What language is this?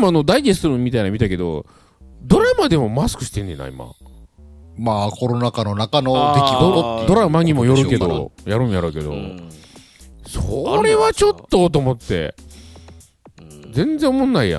Japanese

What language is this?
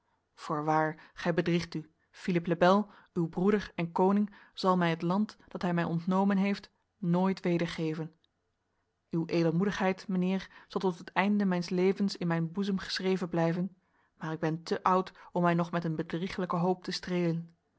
Dutch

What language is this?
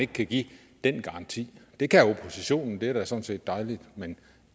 Danish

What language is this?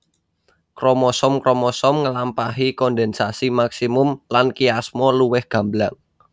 Javanese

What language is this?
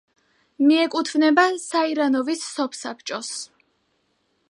Georgian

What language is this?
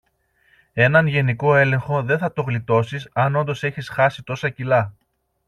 Greek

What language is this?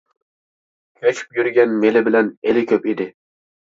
Uyghur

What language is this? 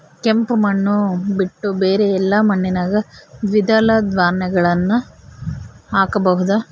Kannada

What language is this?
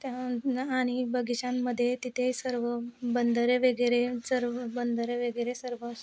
Marathi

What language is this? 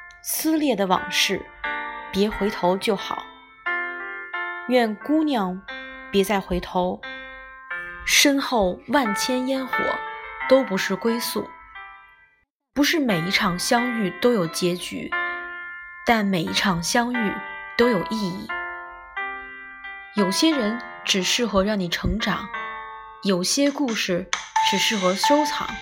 Chinese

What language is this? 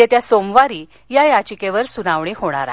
Marathi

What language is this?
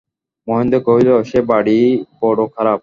Bangla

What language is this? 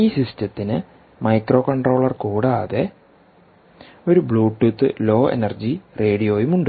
Malayalam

